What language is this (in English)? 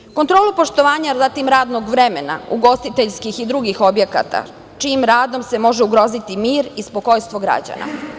Serbian